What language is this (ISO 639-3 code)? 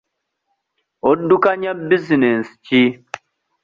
lug